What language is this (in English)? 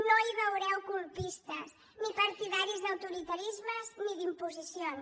Catalan